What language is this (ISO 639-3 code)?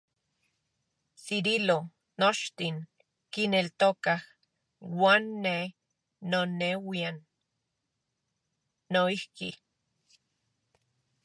ncx